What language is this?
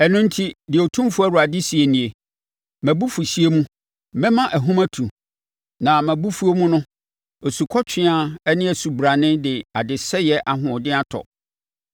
Akan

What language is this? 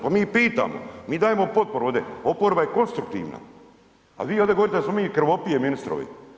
Croatian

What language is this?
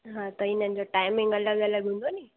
Sindhi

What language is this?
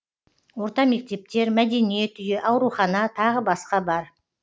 Kazakh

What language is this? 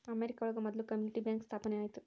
Kannada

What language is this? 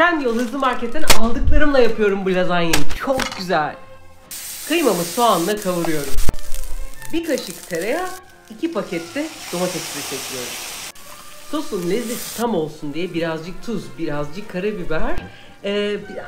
Turkish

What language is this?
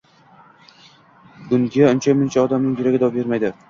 Uzbek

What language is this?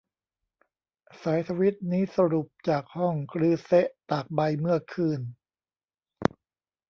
Thai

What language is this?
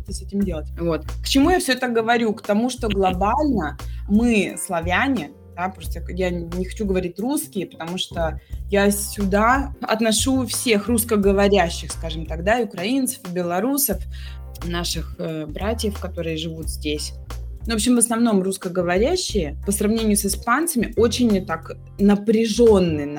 Russian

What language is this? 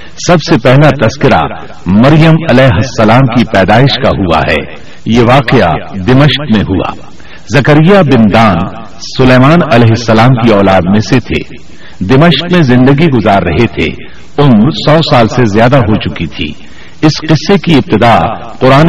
Urdu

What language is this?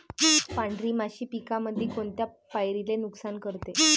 Marathi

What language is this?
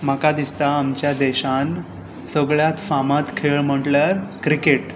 Konkani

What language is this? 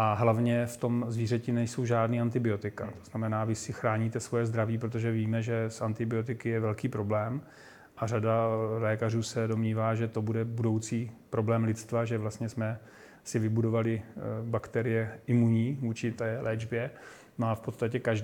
Czech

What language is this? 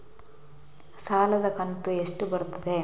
Kannada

